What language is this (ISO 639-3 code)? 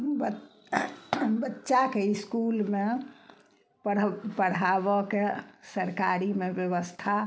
mai